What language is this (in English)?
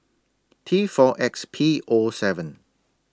English